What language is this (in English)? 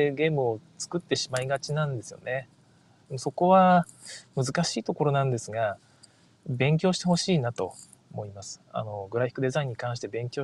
Japanese